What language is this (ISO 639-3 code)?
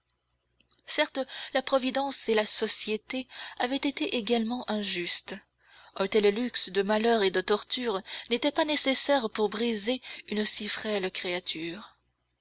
fra